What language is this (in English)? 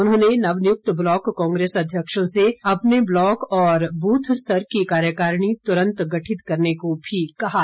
Hindi